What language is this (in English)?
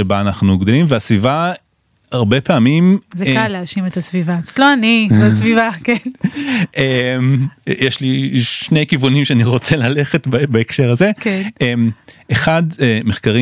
Hebrew